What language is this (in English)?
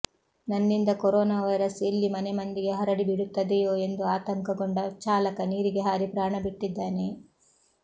Kannada